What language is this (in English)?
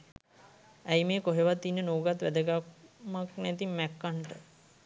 Sinhala